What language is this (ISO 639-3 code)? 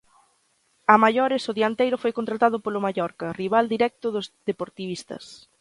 glg